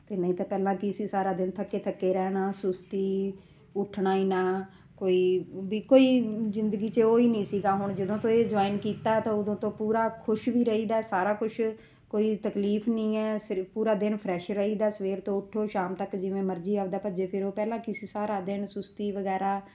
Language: Punjabi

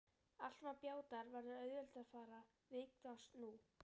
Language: Icelandic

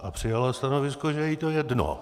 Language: Czech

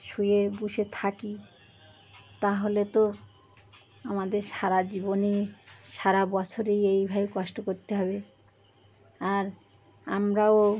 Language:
Bangla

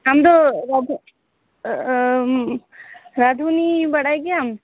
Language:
Santali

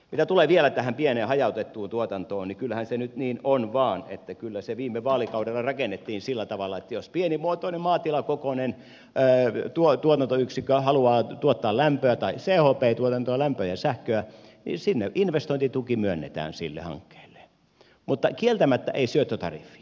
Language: Finnish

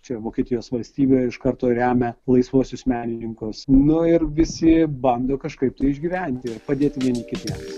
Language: Lithuanian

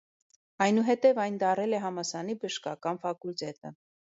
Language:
Armenian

